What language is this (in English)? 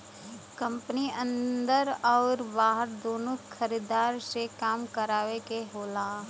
Bhojpuri